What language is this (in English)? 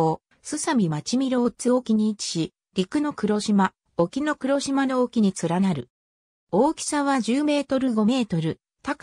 Japanese